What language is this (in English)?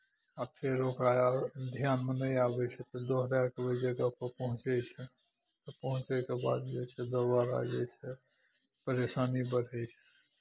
Maithili